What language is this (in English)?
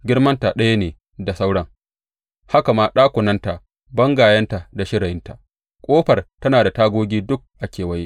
Hausa